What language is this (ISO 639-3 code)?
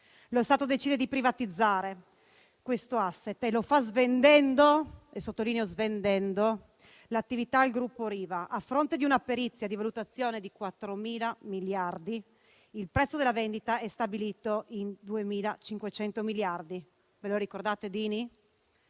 ita